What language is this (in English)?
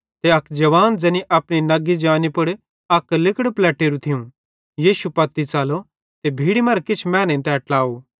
Bhadrawahi